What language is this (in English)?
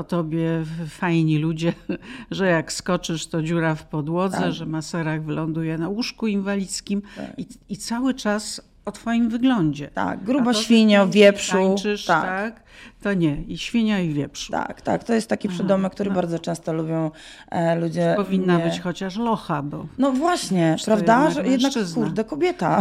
Polish